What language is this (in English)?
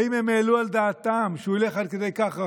Hebrew